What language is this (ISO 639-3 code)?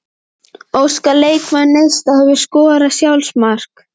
isl